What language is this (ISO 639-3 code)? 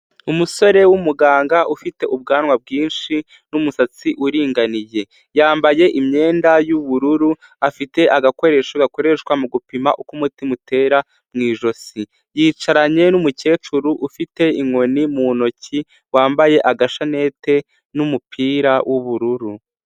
kin